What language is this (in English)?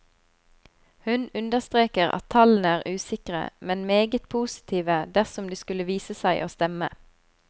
Norwegian